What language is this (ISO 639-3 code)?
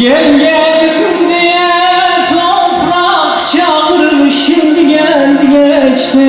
tur